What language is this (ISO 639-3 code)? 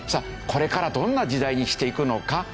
jpn